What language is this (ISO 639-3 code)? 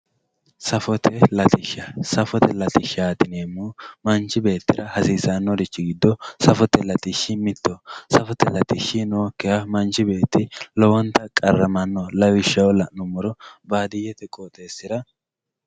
sid